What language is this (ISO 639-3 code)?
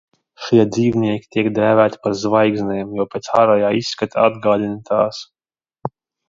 lav